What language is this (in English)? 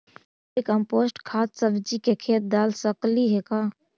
Magahi